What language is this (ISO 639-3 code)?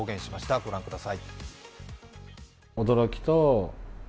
jpn